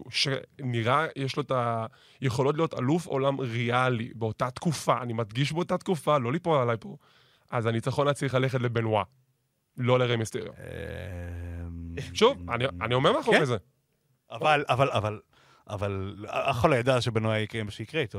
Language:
Hebrew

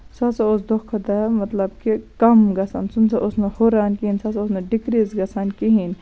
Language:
Kashmiri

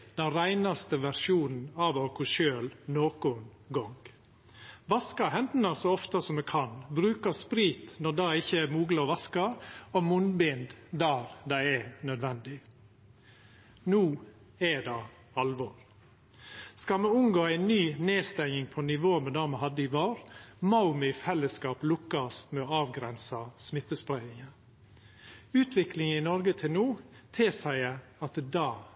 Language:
Norwegian Nynorsk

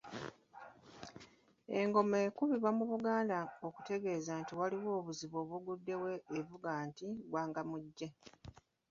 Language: Ganda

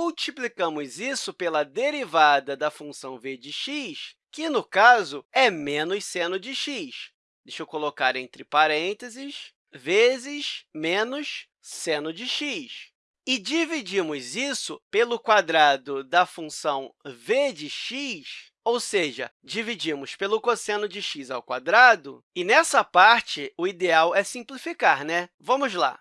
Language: Portuguese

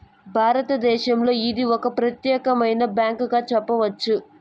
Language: Telugu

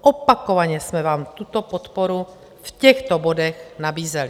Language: Czech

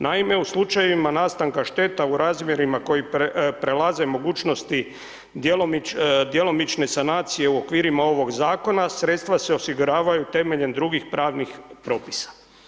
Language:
Croatian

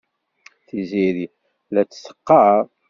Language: Kabyle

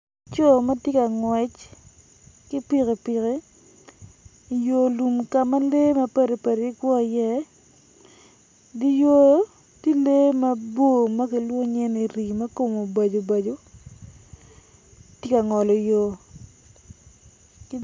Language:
Acoli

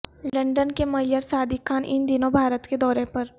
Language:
Urdu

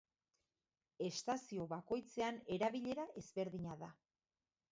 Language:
Basque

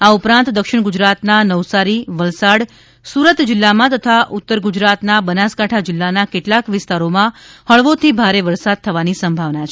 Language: Gujarati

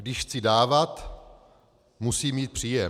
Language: Czech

